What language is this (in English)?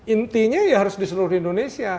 Indonesian